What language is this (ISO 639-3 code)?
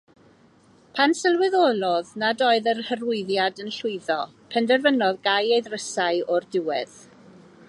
cym